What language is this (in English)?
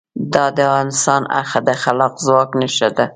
Pashto